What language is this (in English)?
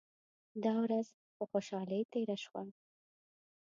Pashto